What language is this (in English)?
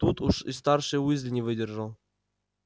Russian